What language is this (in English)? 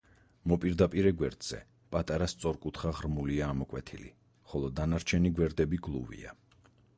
Georgian